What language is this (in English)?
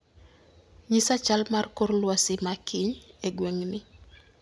Luo (Kenya and Tanzania)